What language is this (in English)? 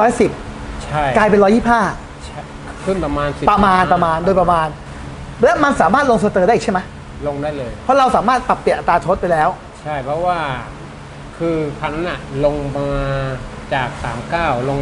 Thai